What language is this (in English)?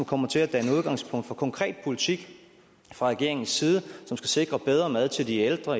Danish